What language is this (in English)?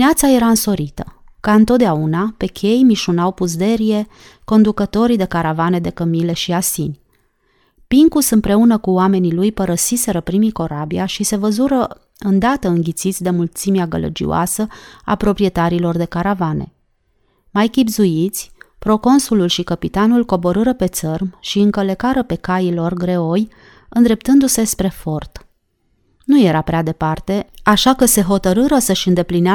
Romanian